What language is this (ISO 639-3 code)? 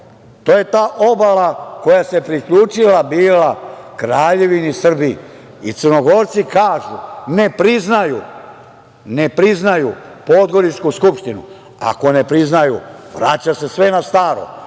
srp